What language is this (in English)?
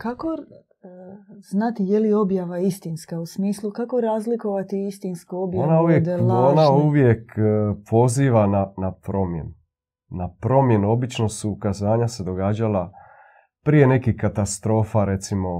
Croatian